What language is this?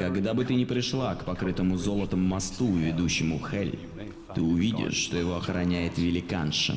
Russian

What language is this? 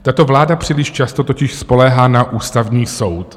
Czech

